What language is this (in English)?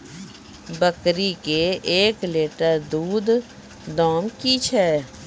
Maithili